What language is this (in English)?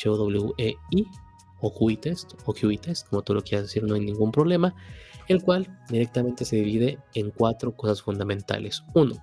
Spanish